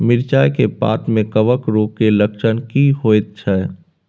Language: Maithili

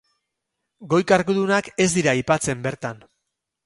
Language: Basque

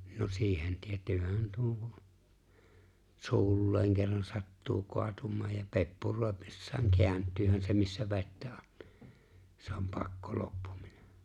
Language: Finnish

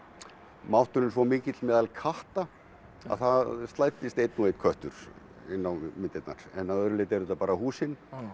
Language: Icelandic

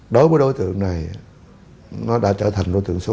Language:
Vietnamese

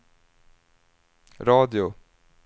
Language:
Swedish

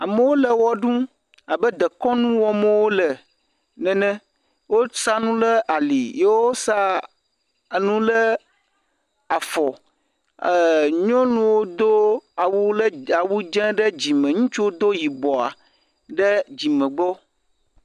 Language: Ewe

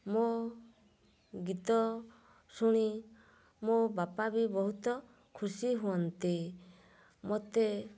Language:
Odia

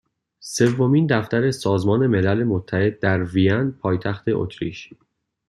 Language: Persian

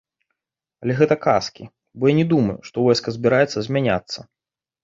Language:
Belarusian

